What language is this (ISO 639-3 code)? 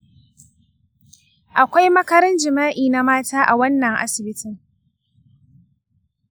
hau